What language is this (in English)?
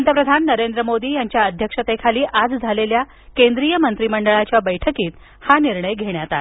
Marathi